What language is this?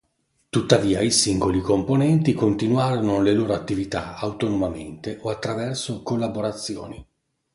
Italian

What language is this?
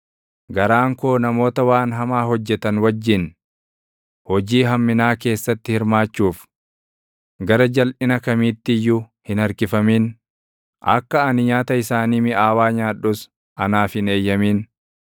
Oromo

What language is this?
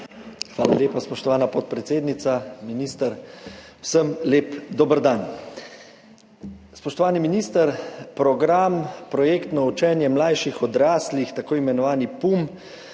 Slovenian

